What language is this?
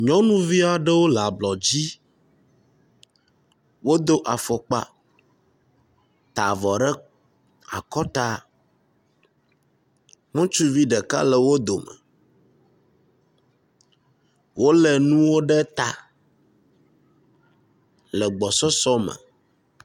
Ewe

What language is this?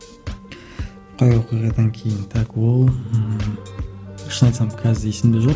Kazakh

